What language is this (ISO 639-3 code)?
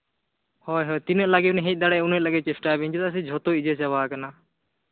sat